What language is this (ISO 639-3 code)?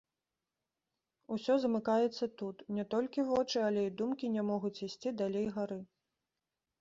bel